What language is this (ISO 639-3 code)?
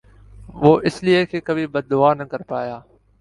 urd